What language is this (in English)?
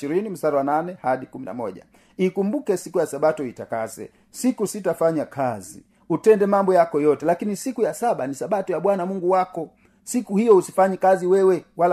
Swahili